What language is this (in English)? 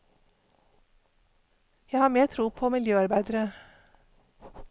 Norwegian